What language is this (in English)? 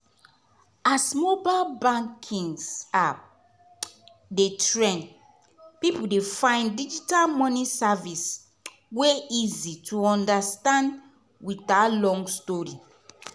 Nigerian Pidgin